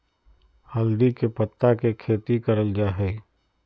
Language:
Magahi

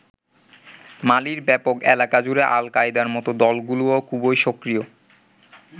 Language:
Bangla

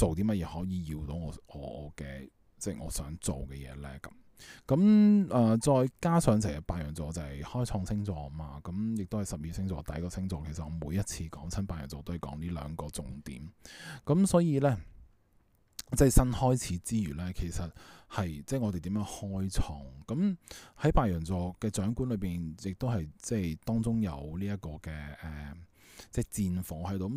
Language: Chinese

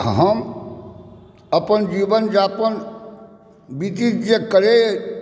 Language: Maithili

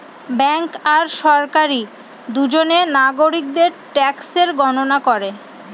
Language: Bangla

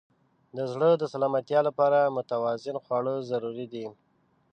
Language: Pashto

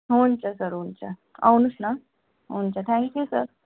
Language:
Nepali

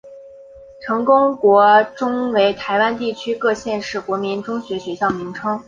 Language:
Chinese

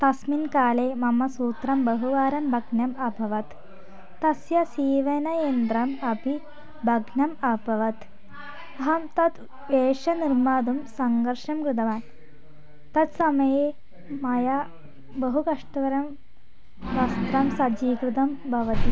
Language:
Sanskrit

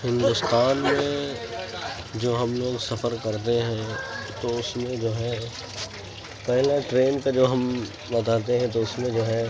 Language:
Urdu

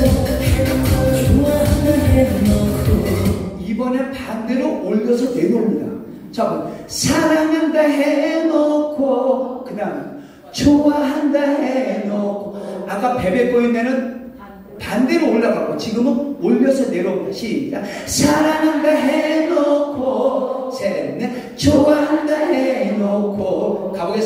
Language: Korean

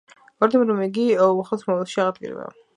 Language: Georgian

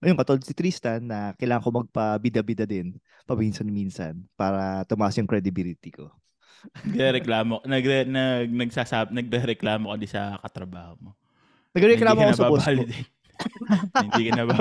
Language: Filipino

